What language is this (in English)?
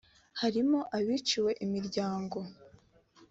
Kinyarwanda